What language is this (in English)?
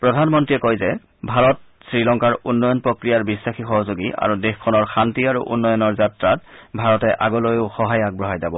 Assamese